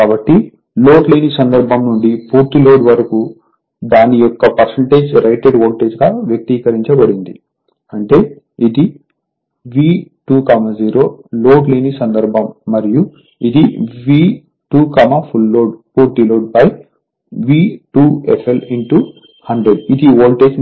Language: Telugu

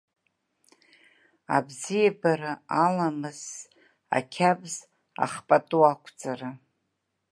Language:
Abkhazian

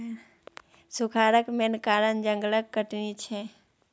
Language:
Maithili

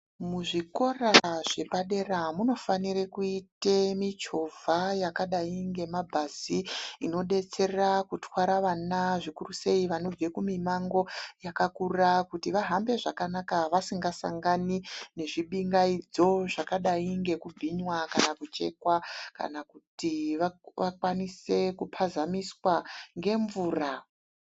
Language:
Ndau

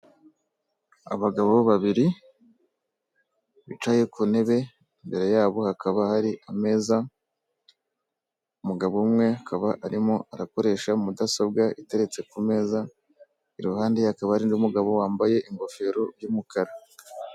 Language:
Kinyarwanda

